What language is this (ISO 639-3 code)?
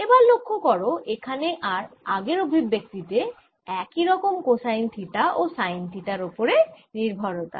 ben